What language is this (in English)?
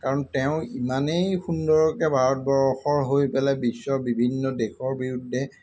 Assamese